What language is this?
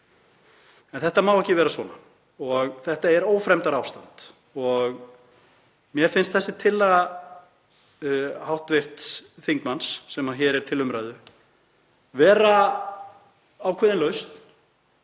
Icelandic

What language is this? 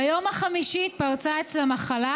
Hebrew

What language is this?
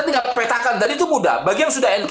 Indonesian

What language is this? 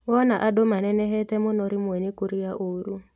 Kikuyu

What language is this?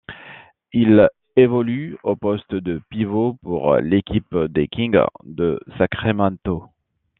French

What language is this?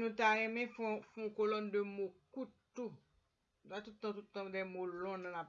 Spanish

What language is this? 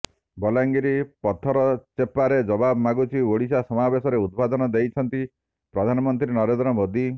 Odia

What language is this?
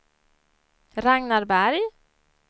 Swedish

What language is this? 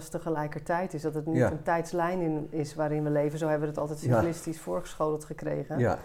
Dutch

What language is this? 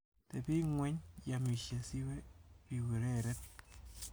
Kalenjin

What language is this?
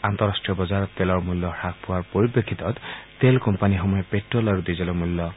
Assamese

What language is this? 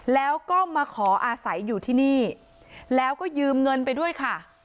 Thai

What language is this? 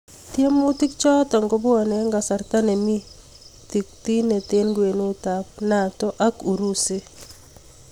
Kalenjin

